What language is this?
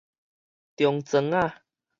Min Nan Chinese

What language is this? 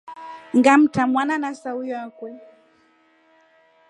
Rombo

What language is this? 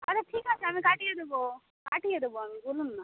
Bangla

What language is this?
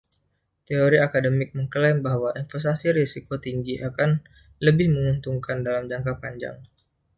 Indonesian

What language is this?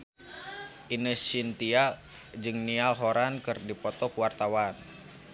Sundanese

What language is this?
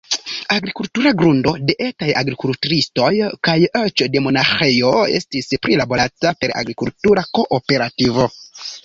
Esperanto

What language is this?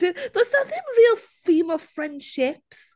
Welsh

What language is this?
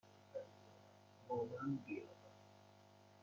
Persian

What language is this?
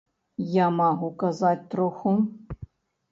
Belarusian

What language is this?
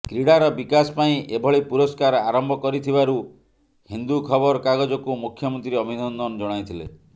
Odia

